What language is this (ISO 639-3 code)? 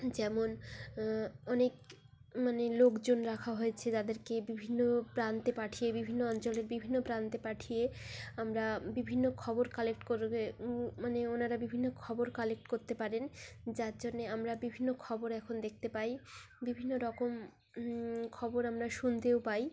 ben